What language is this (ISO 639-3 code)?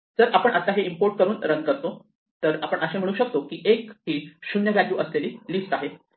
mar